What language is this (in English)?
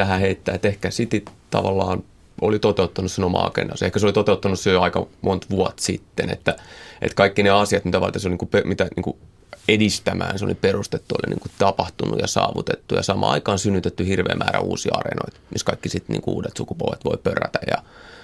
Finnish